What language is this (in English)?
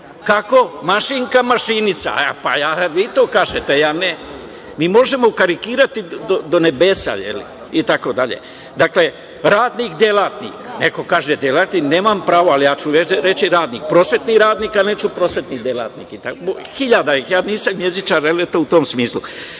Serbian